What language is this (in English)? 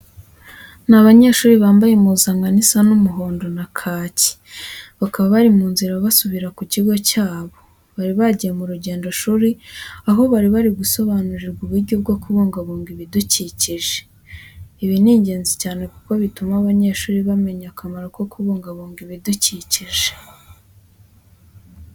Kinyarwanda